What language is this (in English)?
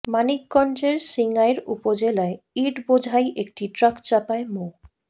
Bangla